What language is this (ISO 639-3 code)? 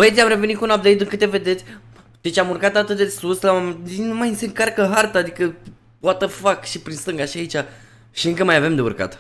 ron